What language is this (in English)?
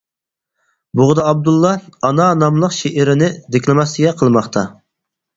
Uyghur